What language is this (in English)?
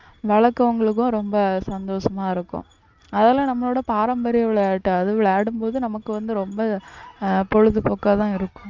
Tamil